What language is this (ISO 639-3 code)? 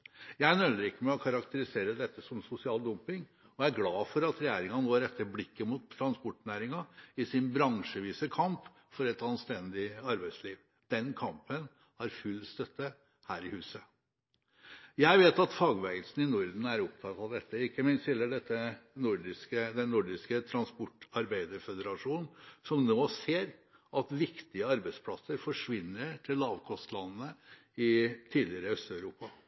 nob